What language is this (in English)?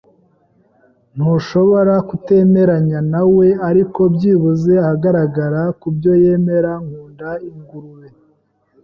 Kinyarwanda